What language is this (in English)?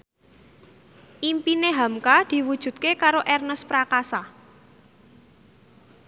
Javanese